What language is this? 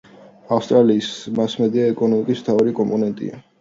Georgian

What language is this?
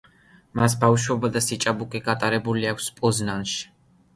Georgian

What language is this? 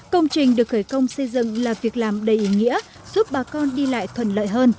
Vietnamese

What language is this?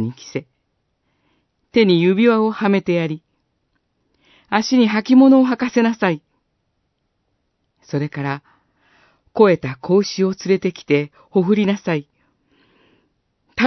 Japanese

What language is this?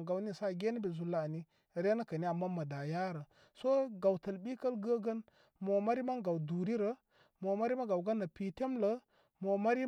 Koma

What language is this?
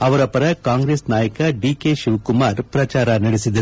Kannada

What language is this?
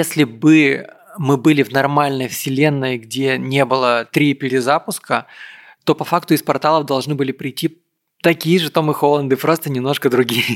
Russian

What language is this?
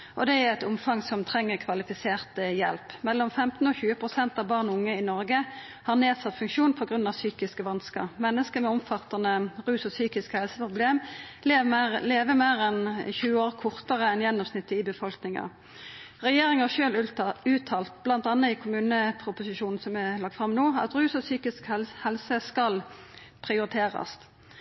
Norwegian Nynorsk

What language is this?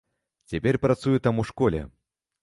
Belarusian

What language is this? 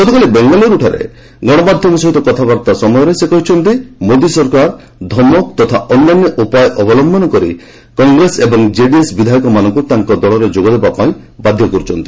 Odia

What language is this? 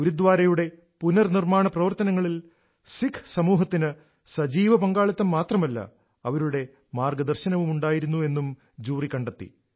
Malayalam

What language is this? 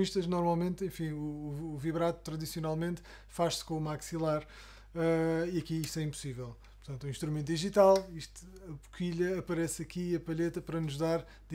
Portuguese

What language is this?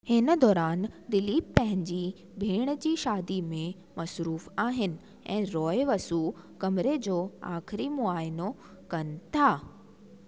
Sindhi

